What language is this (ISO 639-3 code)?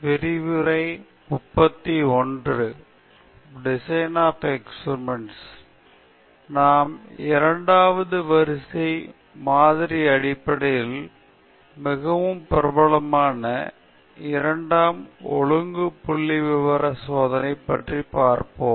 tam